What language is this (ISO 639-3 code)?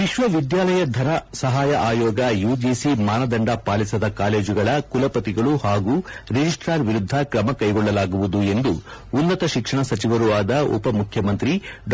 kan